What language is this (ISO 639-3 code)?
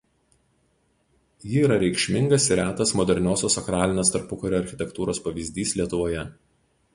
lit